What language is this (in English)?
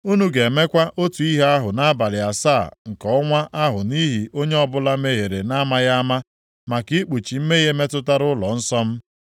Igbo